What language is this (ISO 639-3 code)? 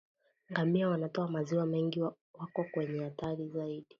swa